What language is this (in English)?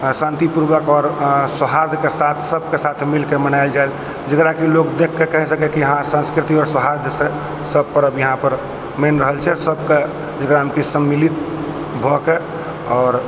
Maithili